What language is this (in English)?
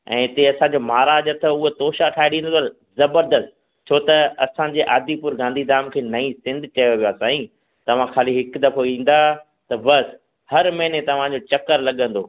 Sindhi